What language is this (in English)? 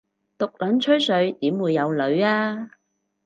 Cantonese